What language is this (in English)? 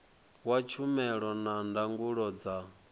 Venda